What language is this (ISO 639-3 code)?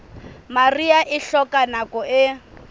sot